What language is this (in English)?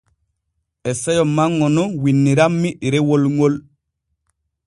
Borgu Fulfulde